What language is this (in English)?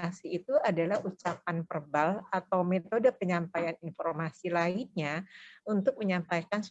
Indonesian